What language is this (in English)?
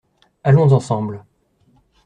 French